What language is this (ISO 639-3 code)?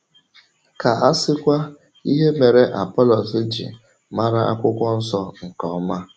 ibo